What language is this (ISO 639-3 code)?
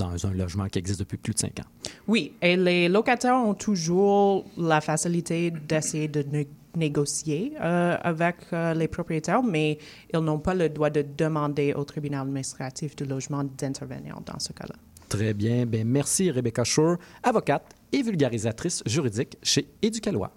fra